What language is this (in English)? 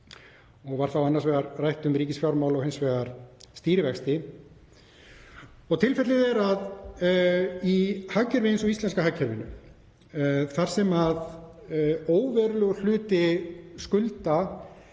Icelandic